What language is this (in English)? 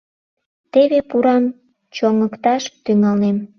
Mari